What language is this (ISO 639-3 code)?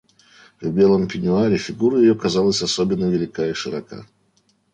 rus